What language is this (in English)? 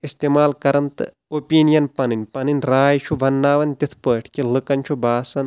Kashmiri